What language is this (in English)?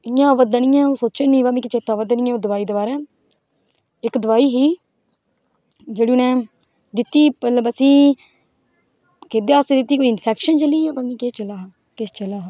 Dogri